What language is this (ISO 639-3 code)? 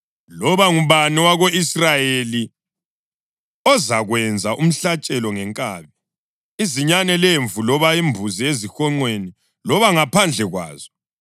nde